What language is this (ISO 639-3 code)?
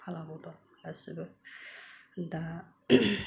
brx